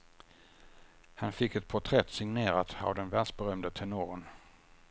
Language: Swedish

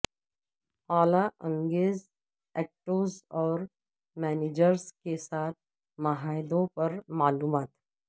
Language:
Urdu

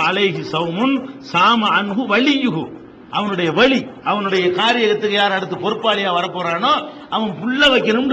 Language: Arabic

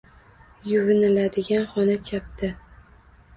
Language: Uzbek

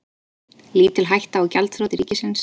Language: Icelandic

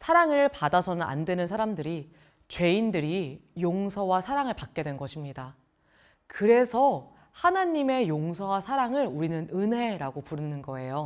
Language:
Korean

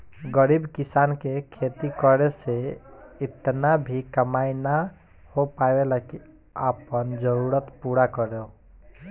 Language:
Bhojpuri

